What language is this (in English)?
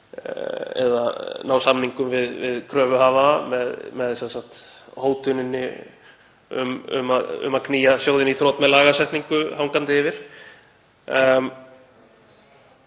Icelandic